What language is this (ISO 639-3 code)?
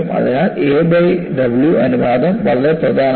mal